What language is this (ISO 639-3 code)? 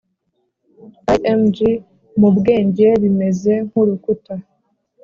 kin